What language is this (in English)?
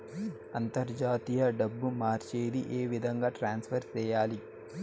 Telugu